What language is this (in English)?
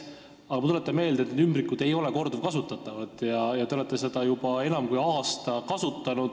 Estonian